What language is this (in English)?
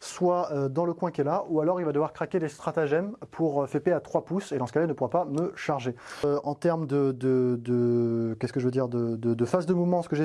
French